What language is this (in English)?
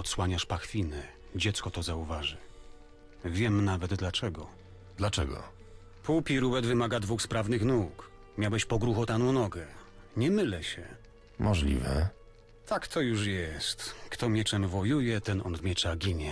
Polish